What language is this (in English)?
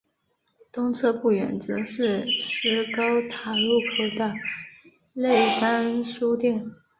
Chinese